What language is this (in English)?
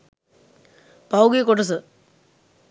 Sinhala